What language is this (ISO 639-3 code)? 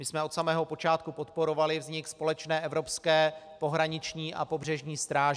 ces